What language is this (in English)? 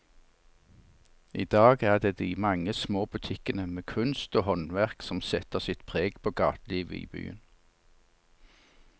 Norwegian